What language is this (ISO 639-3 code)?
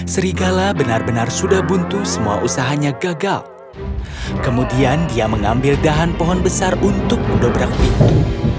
ind